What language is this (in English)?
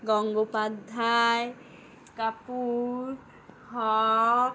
Bangla